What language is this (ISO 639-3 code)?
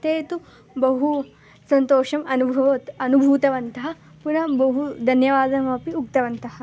san